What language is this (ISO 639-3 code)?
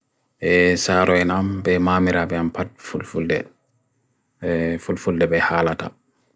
fui